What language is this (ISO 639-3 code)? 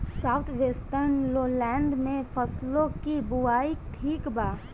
bho